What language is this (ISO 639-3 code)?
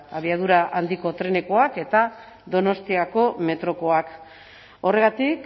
eus